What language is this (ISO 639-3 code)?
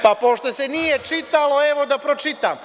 srp